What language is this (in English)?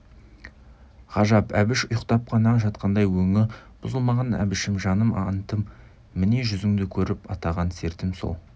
Kazakh